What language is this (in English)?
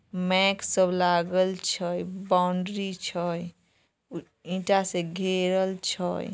Magahi